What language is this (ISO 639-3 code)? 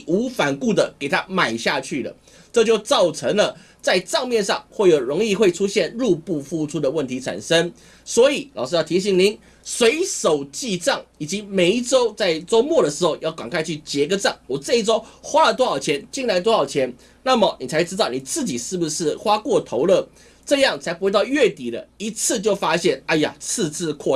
zho